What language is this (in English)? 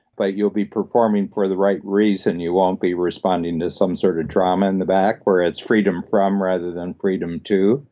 English